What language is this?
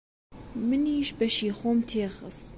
Central Kurdish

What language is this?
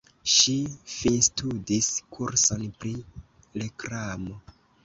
Esperanto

